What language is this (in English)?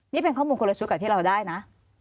Thai